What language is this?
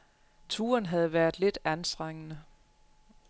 Danish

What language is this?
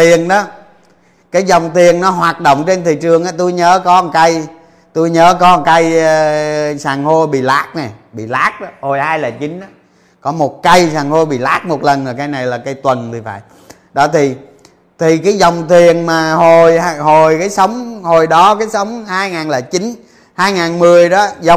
Vietnamese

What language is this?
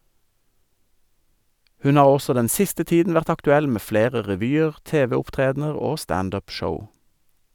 Norwegian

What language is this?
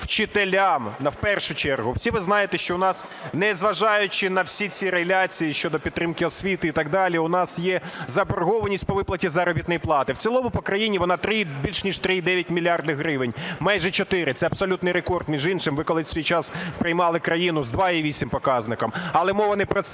Ukrainian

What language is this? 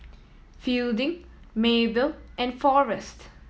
English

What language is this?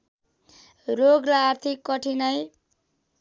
Nepali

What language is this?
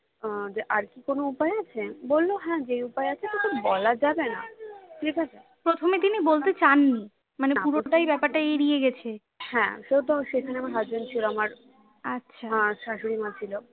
Bangla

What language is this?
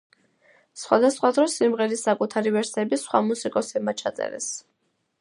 Georgian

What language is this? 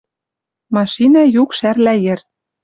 Western Mari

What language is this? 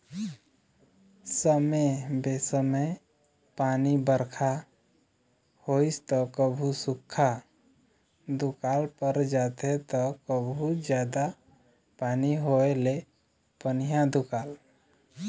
Chhattisgarhi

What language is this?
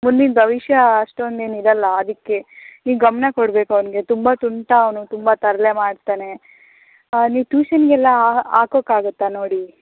Kannada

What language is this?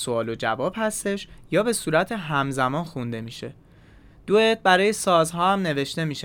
Persian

